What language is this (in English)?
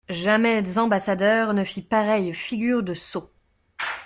French